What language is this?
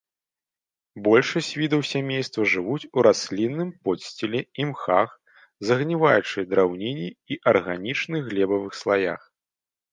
Belarusian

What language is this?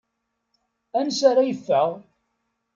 Kabyle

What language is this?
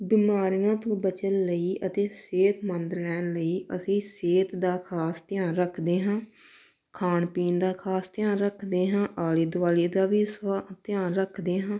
Punjabi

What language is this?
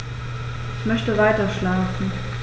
German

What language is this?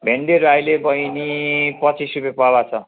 Nepali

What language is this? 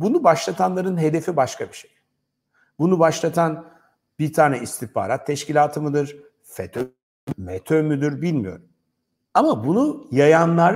Turkish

